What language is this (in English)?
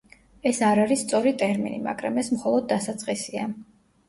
Georgian